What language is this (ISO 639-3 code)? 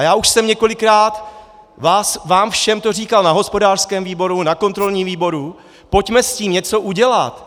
ces